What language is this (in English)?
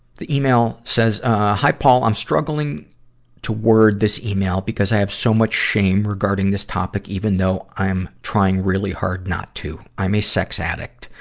English